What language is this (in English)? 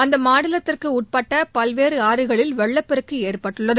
Tamil